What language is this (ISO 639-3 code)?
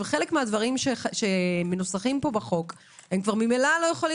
heb